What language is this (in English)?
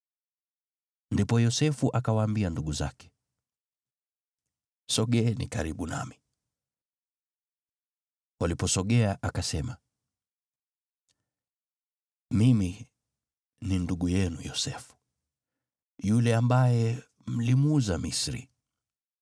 Swahili